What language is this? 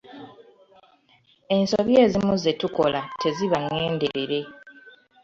Ganda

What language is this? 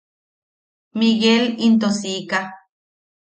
Yaqui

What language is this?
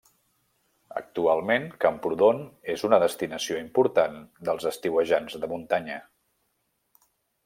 Catalan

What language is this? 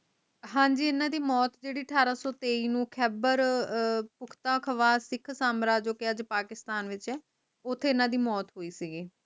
Punjabi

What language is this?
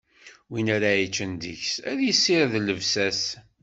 Kabyle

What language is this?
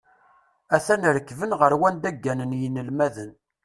Kabyle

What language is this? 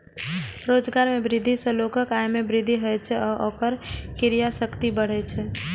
Maithili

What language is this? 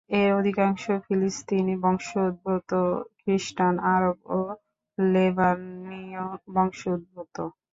Bangla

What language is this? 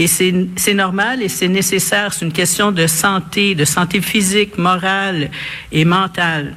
French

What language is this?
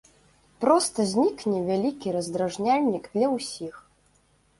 Belarusian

